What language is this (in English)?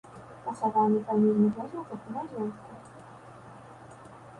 Belarusian